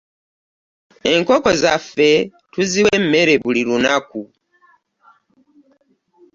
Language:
Ganda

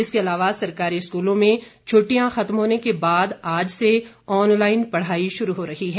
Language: Hindi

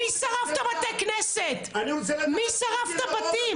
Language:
Hebrew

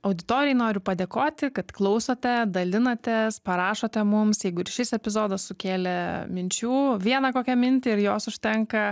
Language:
Lithuanian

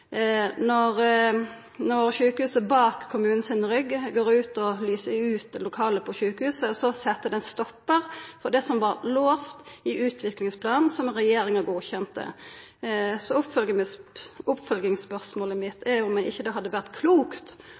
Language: Norwegian Nynorsk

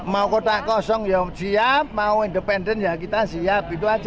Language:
Indonesian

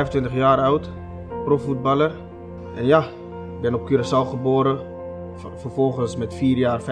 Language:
Dutch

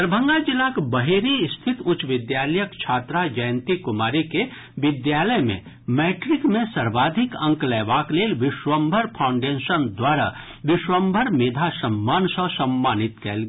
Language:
Maithili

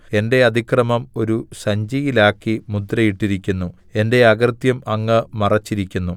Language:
Malayalam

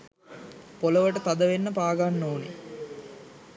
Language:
Sinhala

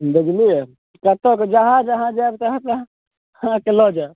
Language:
Maithili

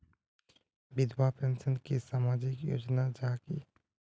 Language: Magahi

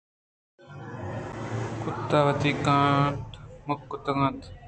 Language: Eastern Balochi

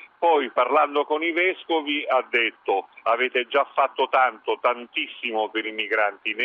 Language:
Italian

